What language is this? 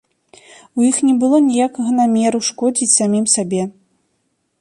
Belarusian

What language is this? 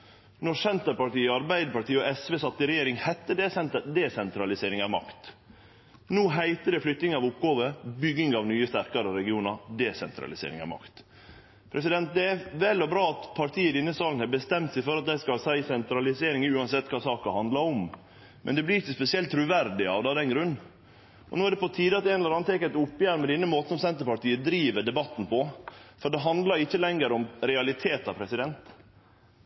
Norwegian Nynorsk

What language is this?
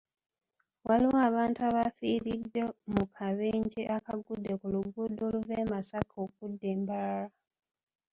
Ganda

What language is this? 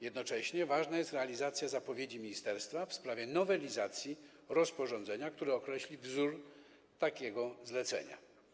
Polish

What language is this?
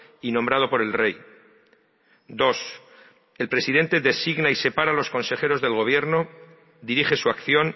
Spanish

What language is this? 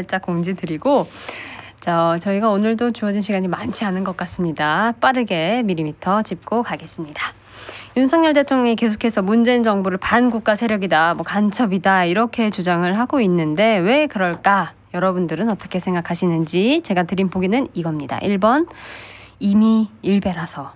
Korean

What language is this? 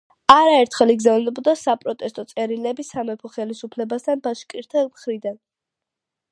Georgian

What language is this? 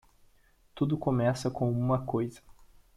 Portuguese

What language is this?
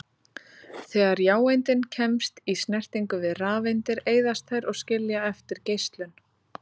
Icelandic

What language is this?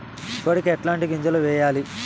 Telugu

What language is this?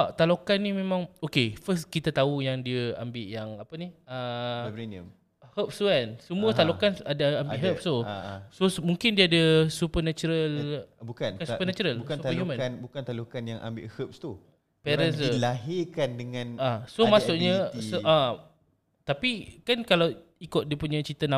Malay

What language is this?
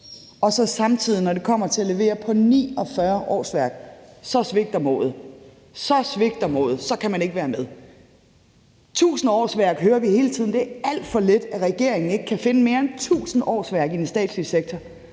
Danish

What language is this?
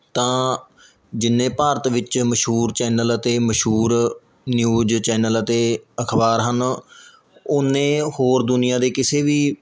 Punjabi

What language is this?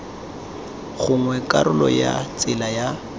Tswana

